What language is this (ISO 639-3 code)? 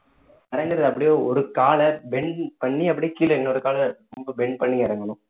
tam